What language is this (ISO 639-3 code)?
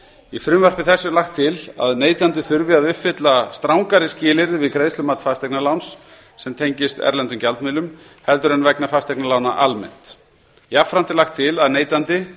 isl